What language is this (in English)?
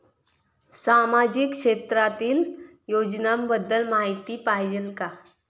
Marathi